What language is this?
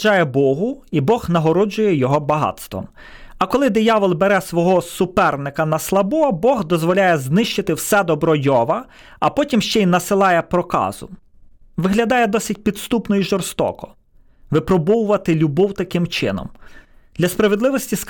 Ukrainian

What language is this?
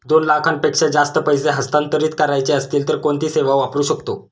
Marathi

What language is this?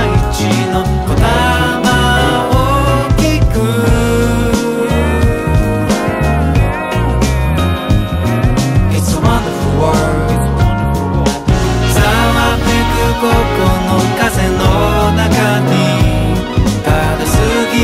Polish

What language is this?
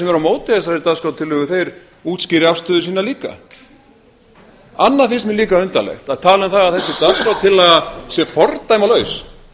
Icelandic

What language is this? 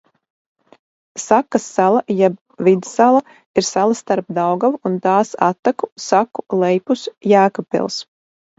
Latvian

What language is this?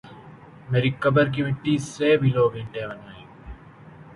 Urdu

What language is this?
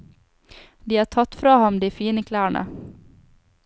Norwegian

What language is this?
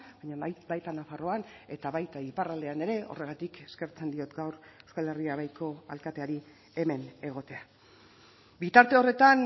Basque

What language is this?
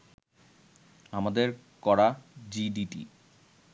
Bangla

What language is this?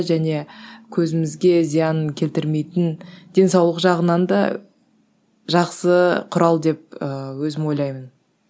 Kazakh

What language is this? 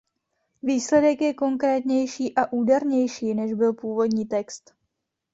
Czech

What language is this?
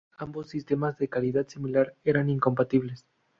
Spanish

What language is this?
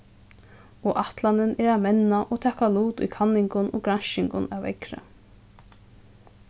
Faroese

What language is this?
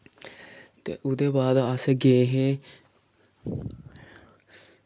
Dogri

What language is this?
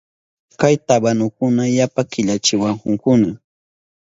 Southern Pastaza Quechua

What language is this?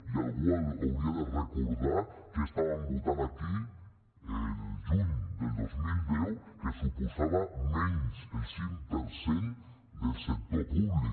Catalan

